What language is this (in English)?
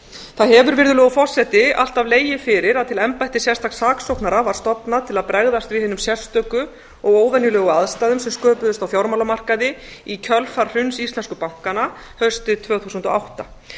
Icelandic